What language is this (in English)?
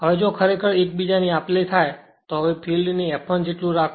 Gujarati